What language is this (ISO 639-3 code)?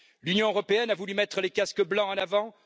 fra